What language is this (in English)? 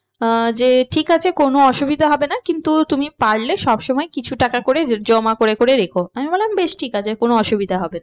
Bangla